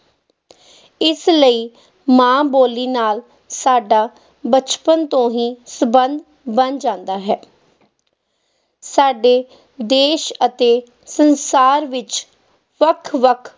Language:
Punjabi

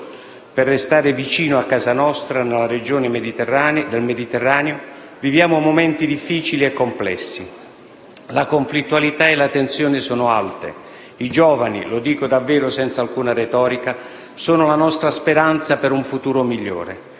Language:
Italian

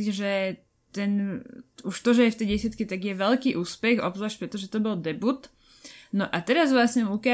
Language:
Slovak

